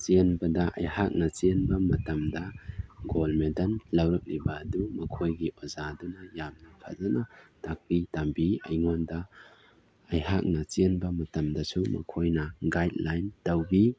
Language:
Manipuri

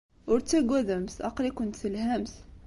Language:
Kabyle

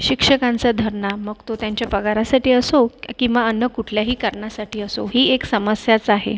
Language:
Marathi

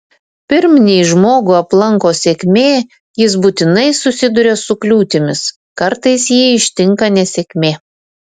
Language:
Lithuanian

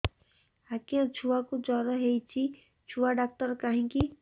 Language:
Odia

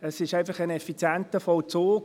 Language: Swiss German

